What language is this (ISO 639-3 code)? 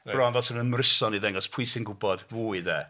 cym